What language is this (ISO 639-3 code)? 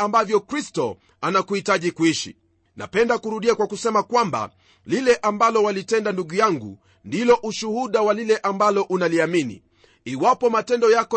swa